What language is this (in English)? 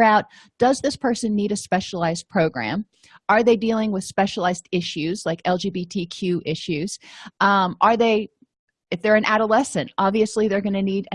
English